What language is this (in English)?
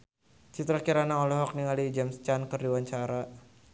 Sundanese